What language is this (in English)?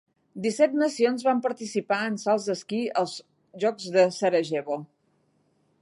Catalan